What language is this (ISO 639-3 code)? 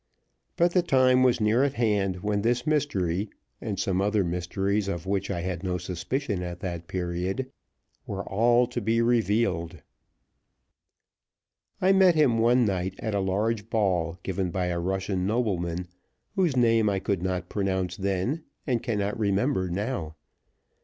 eng